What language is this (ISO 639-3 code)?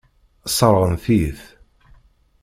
kab